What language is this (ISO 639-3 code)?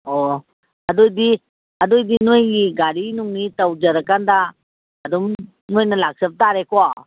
mni